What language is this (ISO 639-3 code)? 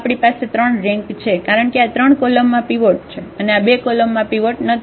guj